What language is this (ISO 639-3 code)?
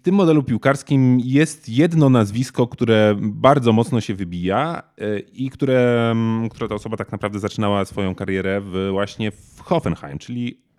pol